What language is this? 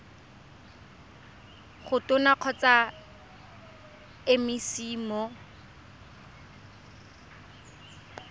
Tswana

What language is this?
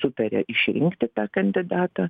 Lithuanian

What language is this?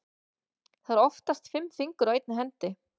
Icelandic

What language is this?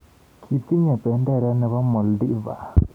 Kalenjin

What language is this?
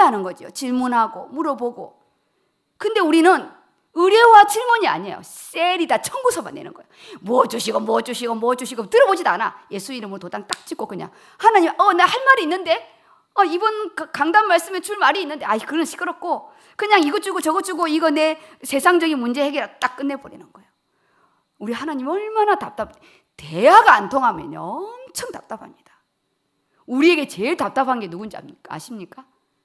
Korean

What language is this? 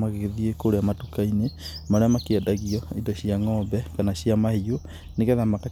Kikuyu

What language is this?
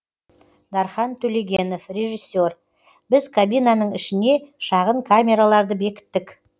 Kazakh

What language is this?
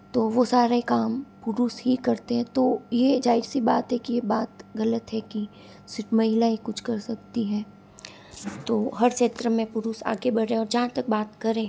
Hindi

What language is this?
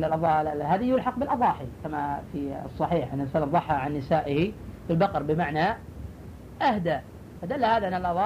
Arabic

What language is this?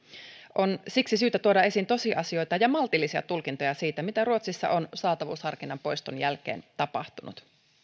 Finnish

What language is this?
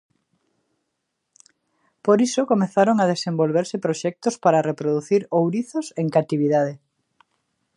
Galician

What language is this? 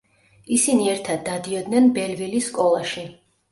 Georgian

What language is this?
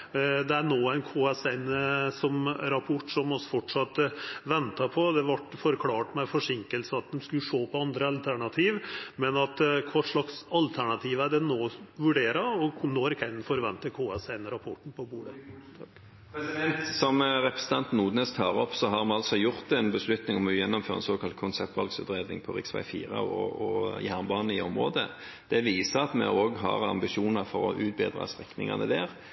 Norwegian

